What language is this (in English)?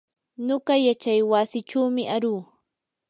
Yanahuanca Pasco Quechua